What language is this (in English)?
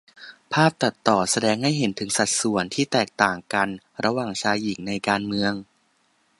Thai